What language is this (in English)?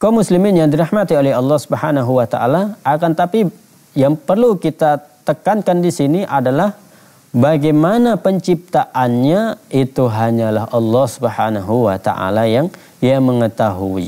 Indonesian